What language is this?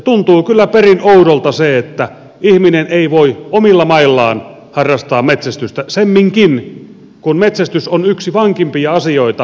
Finnish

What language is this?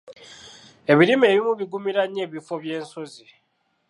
Ganda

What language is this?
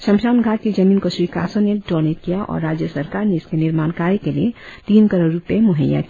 Hindi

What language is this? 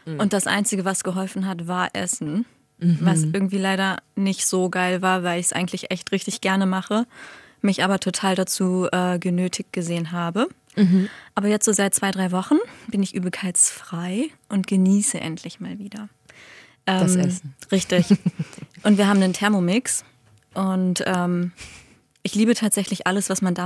German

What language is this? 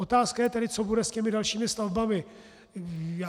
Czech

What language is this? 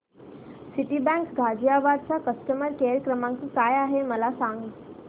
Marathi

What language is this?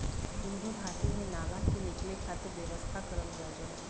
Bhojpuri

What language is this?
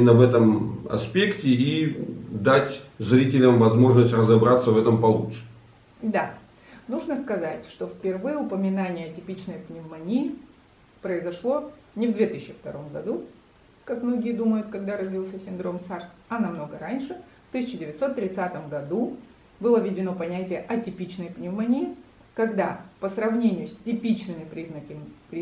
Russian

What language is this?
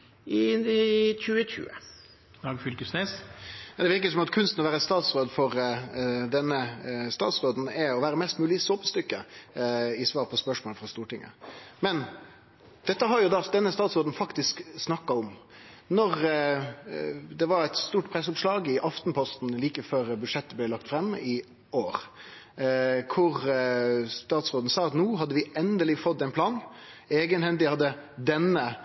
Norwegian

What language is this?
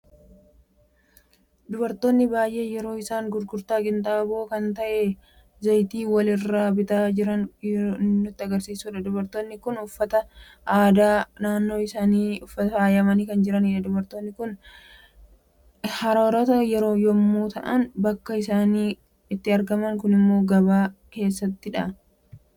Oromo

